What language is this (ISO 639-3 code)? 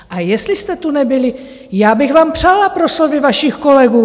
ces